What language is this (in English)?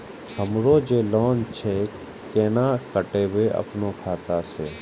Maithili